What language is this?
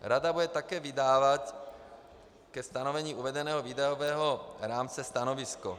Czech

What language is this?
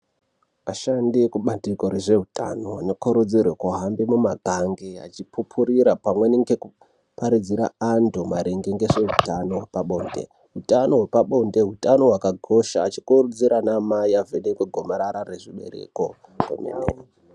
Ndau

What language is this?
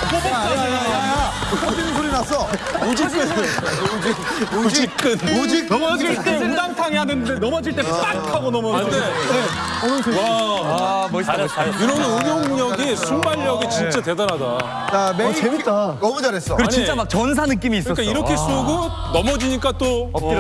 Korean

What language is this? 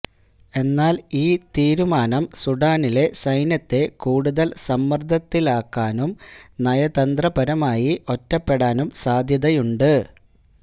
Malayalam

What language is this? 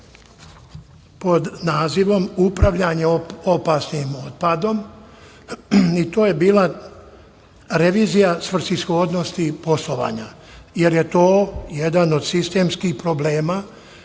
Serbian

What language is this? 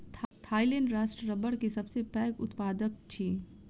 Maithili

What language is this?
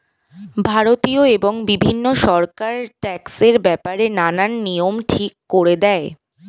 Bangla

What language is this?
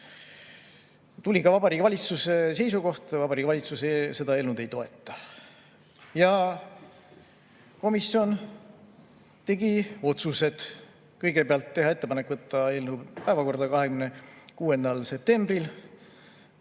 Estonian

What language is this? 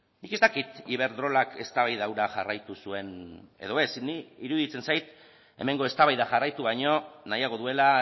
Basque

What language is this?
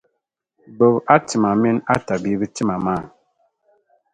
Dagbani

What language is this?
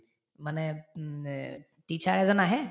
Assamese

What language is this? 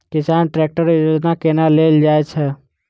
Maithili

